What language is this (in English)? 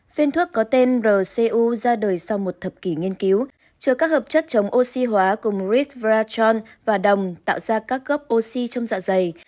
Vietnamese